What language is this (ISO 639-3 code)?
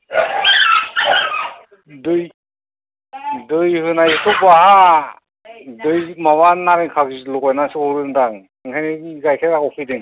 brx